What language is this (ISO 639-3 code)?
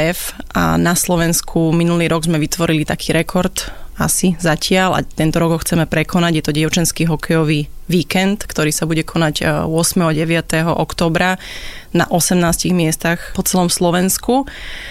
slk